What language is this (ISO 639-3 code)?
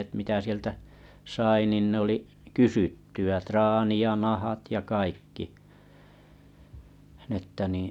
fin